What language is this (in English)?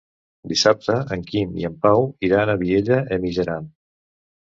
Catalan